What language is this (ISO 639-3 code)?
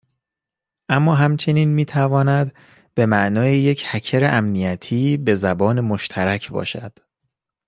fas